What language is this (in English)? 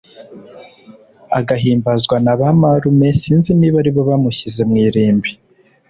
Kinyarwanda